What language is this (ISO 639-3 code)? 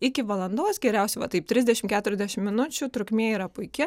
lit